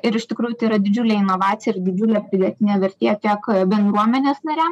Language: Lithuanian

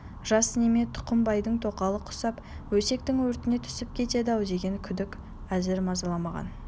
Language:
Kazakh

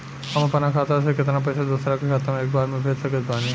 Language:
Bhojpuri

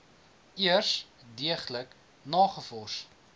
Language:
Afrikaans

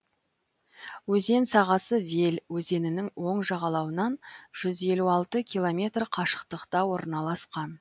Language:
Kazakh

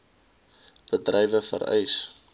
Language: Afrikaans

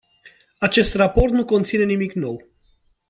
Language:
Romanian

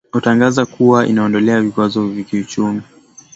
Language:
Swahili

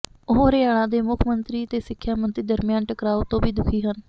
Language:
Punjabi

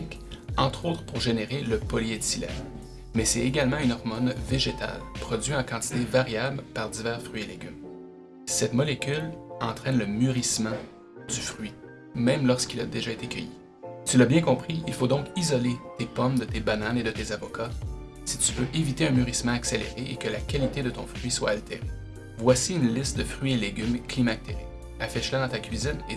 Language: French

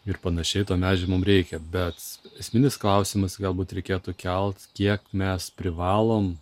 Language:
Lithuanian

